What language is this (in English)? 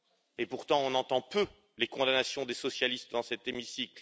French